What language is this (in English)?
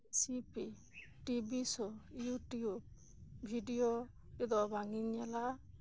Santali